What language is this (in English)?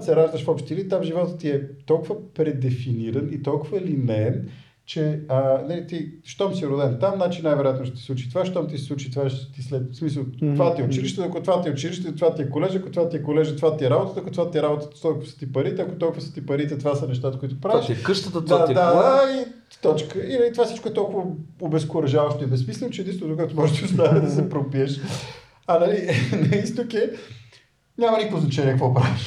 Bulgarian